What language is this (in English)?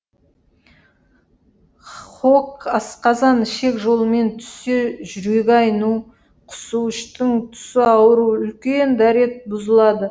Kazakh